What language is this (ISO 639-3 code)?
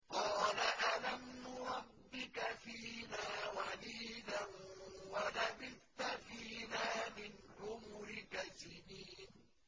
ara